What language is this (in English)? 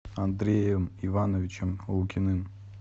Russian